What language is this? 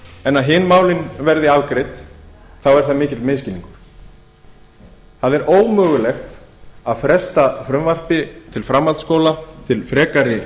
Icelandic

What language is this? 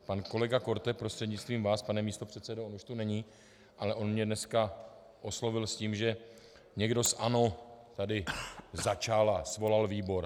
Czech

